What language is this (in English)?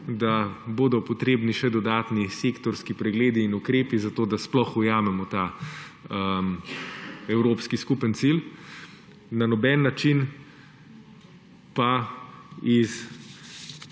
Slovenian